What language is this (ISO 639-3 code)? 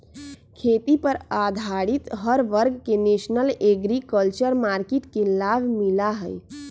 mag